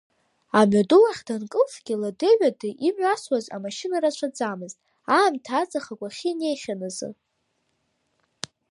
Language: Abkhazian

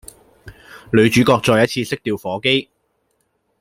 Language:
Cantonese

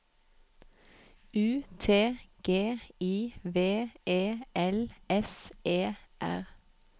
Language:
Norwegian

